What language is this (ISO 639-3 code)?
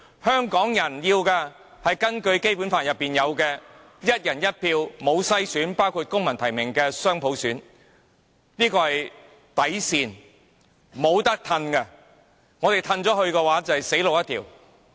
yue